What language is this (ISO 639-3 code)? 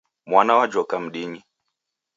dav